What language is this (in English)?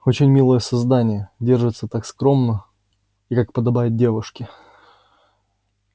Russian